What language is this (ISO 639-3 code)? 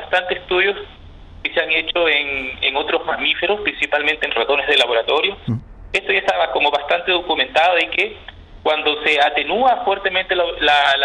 spa